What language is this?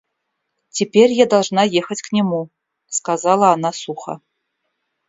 Russian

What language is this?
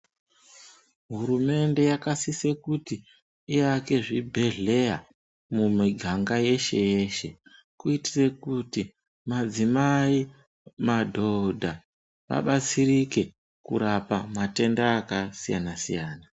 Ndau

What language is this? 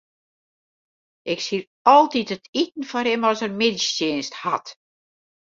Western Frisian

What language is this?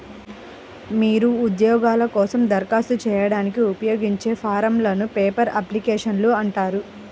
Telugu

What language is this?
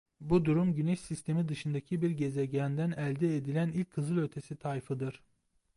Turkish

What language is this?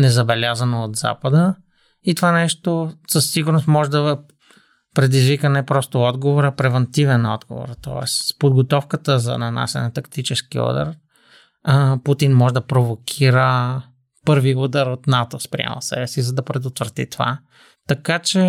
Bulgarian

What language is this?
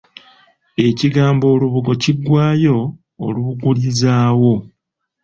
Ganda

